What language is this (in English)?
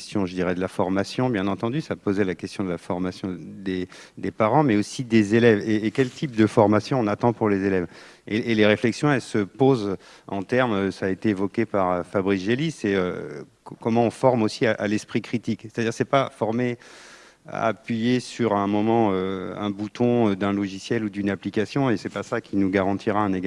French